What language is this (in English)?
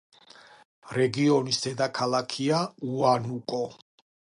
Georgian